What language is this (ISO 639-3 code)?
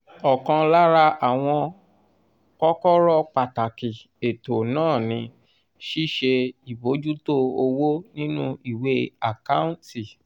yor